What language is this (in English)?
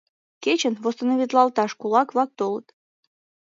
Mari